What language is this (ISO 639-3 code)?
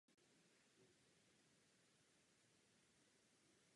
ces